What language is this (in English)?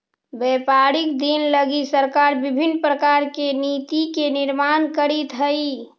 Magahi